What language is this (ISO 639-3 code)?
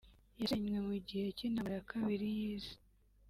kin